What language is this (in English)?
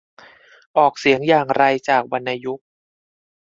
Thai